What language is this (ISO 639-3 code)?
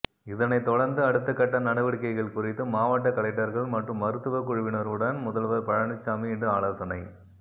tam